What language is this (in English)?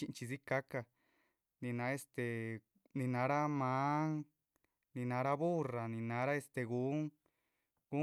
Chichicapan Zapotec